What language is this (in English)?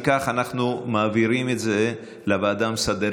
Hebrew